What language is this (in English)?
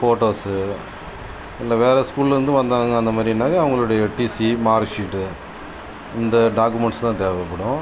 Tamil